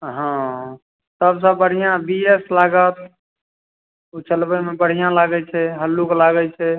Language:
Maithili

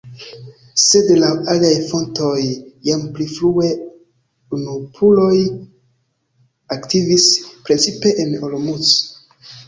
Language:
Esperanto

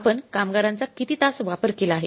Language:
Marathi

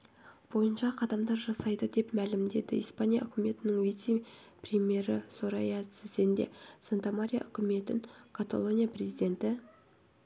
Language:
Kazakh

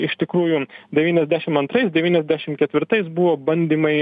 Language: Lithuanian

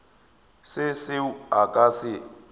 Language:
Northern Sotho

